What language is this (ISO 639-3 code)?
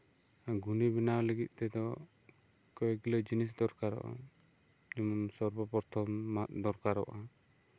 sat